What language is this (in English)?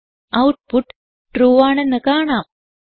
Malayalam